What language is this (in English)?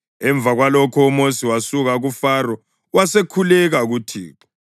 North Ndebele